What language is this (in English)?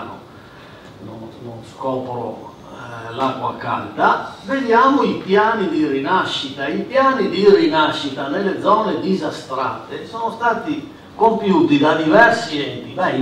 Italian